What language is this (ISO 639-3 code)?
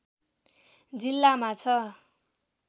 nep